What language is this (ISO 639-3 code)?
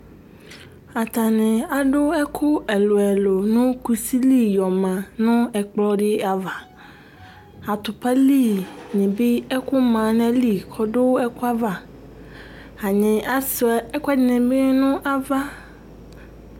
kpo